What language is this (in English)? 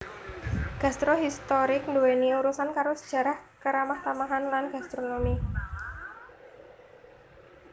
Javanese